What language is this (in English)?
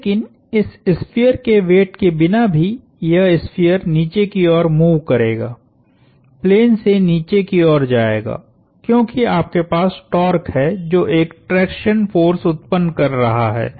Hindi